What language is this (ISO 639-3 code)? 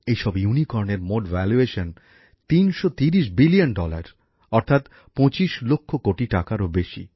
ben